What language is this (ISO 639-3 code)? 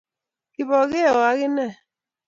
kln